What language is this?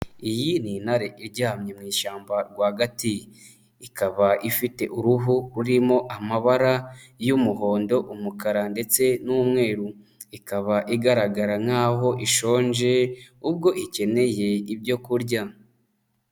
Kinyarwanda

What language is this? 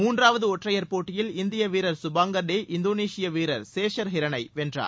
Tamil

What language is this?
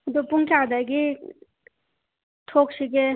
Manipuri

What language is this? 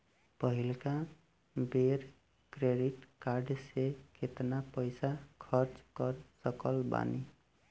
Bhojpuri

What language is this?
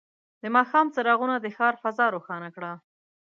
Pashto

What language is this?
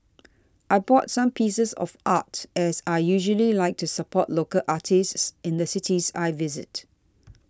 English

